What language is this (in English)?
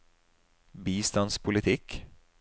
Norwegian